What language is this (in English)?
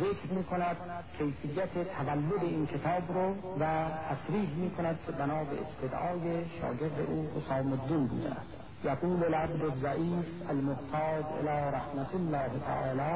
Persian